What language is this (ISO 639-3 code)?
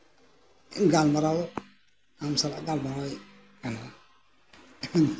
sat